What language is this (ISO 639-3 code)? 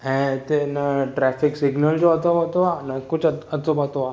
snd